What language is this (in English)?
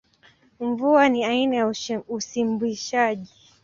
Swahili